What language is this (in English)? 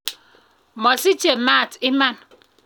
Kalenjin